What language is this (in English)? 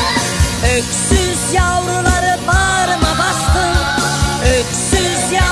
Turkish